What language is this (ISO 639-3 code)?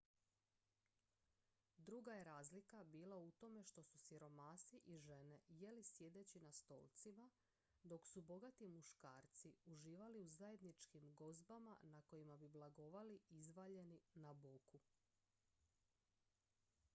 hrv